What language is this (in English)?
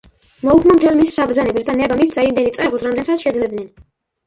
Georgian